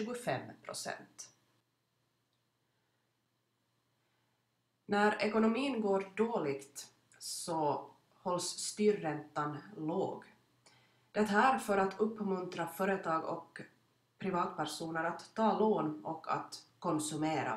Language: Swedish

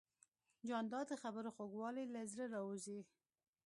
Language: Pashto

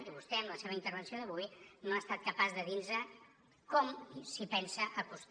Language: Catalan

